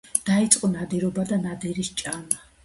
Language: Georgian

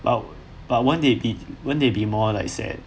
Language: English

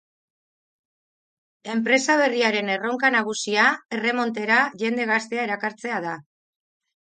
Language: Basque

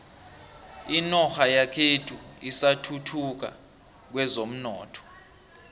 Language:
South Ndebele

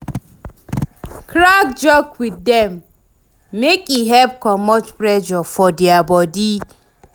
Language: Nigerian Pidgin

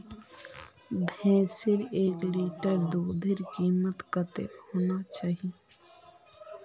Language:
Magahi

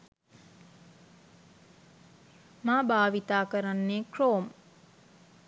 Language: Sinhala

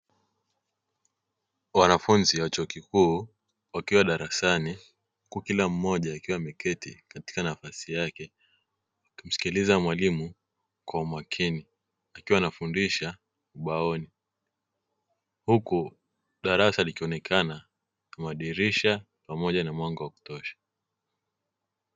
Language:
Swahili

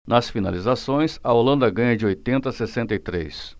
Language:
Portuguese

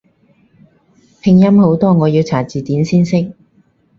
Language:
Cantonese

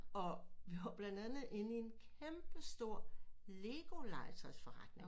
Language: Danish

